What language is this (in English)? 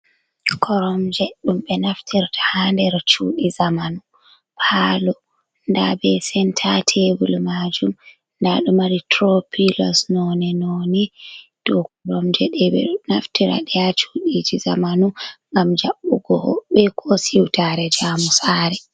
Fula